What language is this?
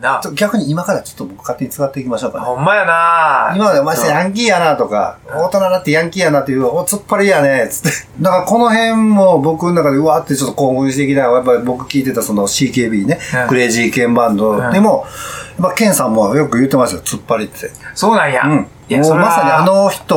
Japanese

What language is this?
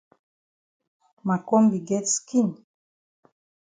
Cameroon Pidgin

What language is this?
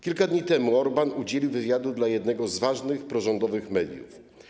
Polish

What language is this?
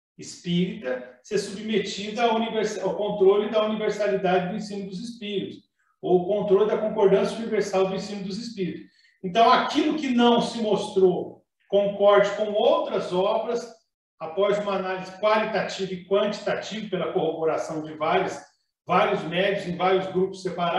Portuguese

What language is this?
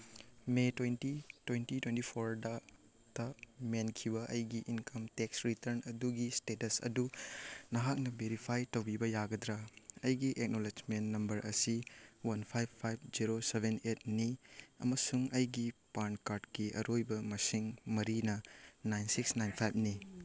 Manipuri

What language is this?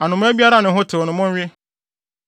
Akan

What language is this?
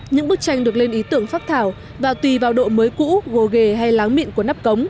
Vietnamese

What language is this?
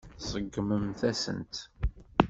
Kabyle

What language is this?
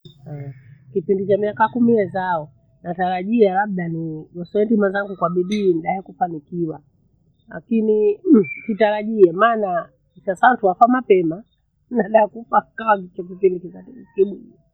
Bondei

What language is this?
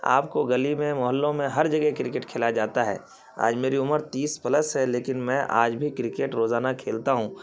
Urdu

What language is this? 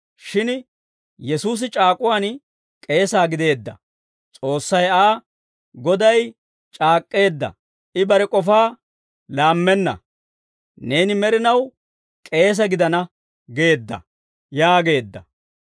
Dawro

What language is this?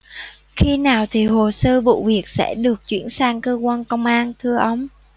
Vietnamese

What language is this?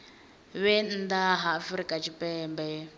Venda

